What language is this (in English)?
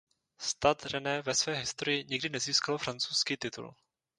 Czech